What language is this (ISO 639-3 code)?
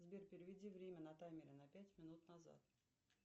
rus